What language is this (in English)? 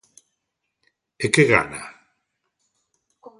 Galician